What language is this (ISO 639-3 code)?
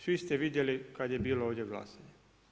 hrv